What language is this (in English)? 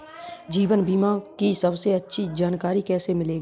Hindi